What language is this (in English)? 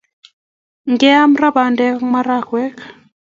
Kalenjin